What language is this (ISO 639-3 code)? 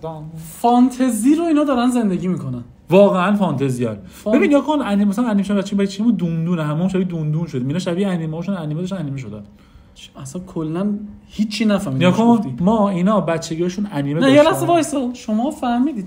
fas